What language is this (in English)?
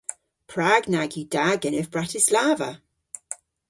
Cornish